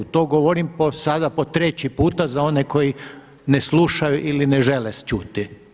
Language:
Croatian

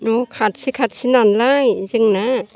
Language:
Bodo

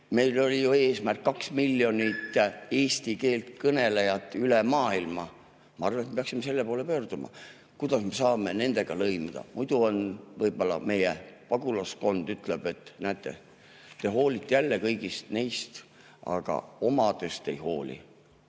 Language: Estonian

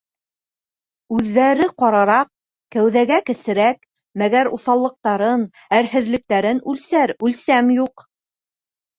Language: Bashkir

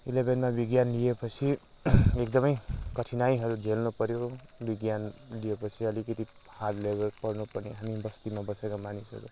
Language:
Nepali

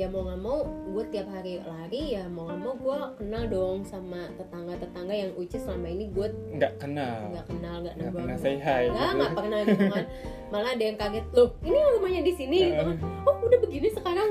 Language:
Indonesian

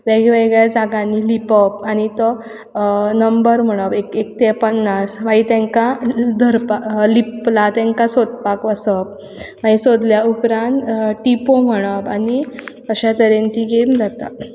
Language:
Konkani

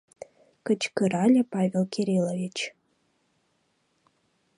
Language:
Mari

